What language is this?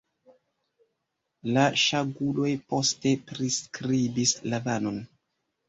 Esperanto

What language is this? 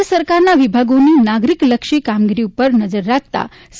Gujarati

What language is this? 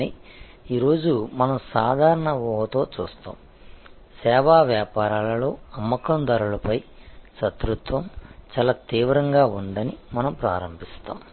Telugu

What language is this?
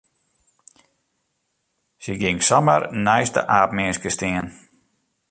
Western Frisian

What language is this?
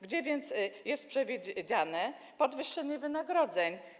Polish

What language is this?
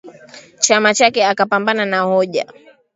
Swahili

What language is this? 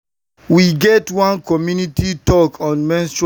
Nigerian Pidgin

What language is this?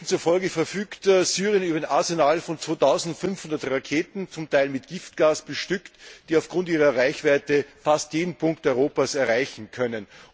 German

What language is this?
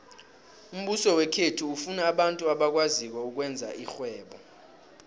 South Ndebele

